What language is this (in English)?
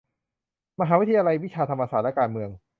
Thai